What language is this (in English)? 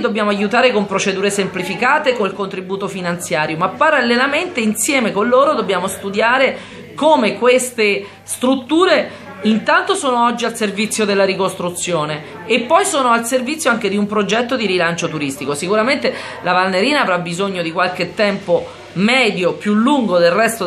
Italian